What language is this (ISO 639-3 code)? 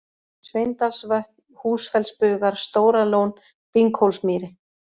isl